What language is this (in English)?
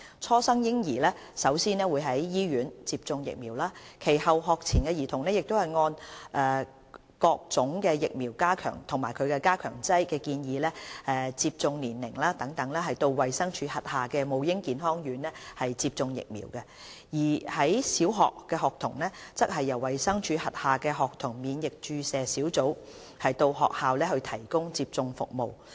Cantonese